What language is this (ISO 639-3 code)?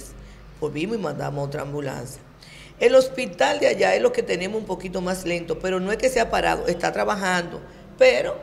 spa